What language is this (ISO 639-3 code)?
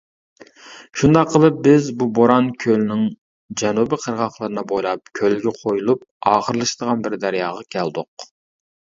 uig